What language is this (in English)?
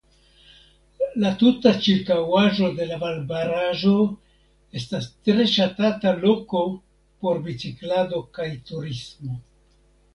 Esperanto